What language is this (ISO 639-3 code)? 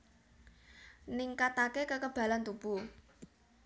jav